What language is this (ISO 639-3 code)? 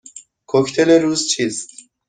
fas